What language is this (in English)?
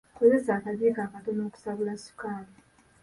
Ganda